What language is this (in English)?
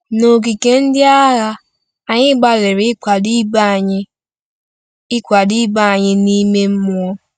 Igbo